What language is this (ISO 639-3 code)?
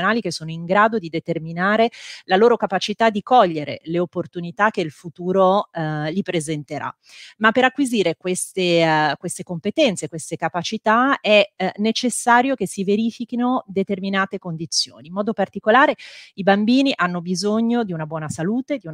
ita